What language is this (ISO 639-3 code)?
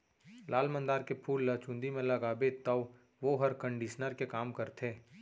hne